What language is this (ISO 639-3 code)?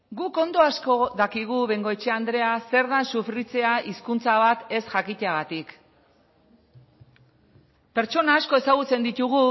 eus